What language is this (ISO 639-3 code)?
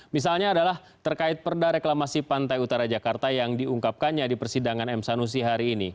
ind